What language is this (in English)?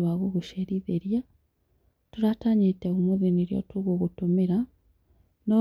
Kikuyu